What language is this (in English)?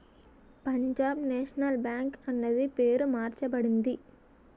Telugu